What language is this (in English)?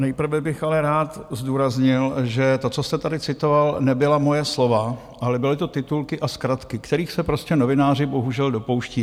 Czech